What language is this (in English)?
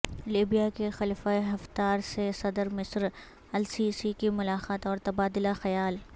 Urdu